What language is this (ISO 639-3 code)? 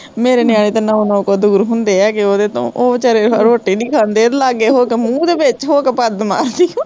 pan